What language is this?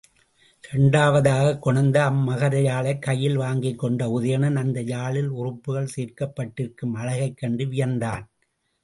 Tamil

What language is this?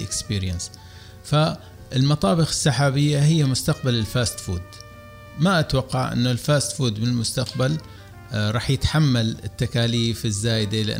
Arabic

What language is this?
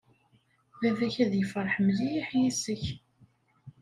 Kabyle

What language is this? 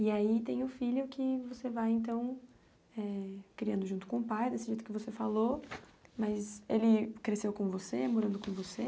Portuguese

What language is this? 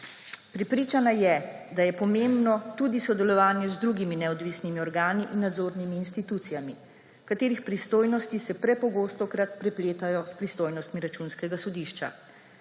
Slovenian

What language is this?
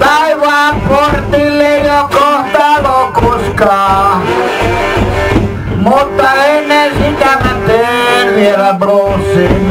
Thai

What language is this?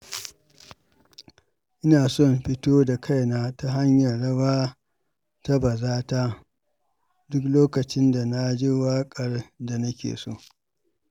Hausa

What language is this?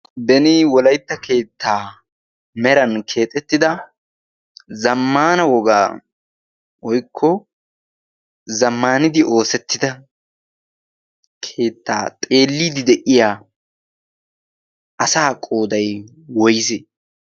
Wolaytta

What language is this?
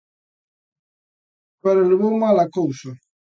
Galician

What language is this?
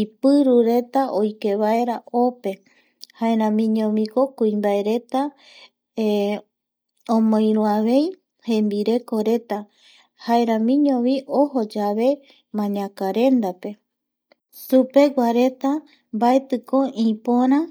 Eastern Bolivian Guaraní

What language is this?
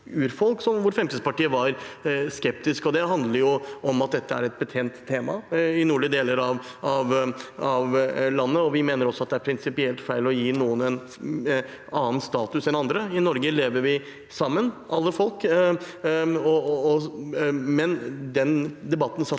Norwegian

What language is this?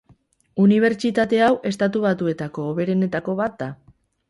Basque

